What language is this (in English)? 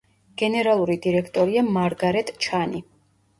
Georgian